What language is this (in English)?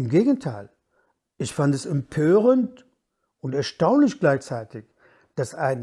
German